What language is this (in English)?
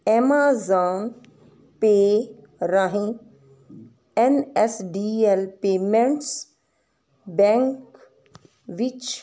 Punjabi